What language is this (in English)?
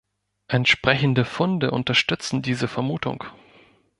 German